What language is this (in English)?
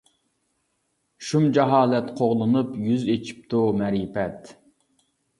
Uyghur